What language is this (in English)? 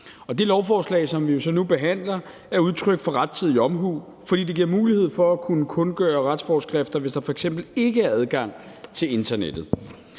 Danish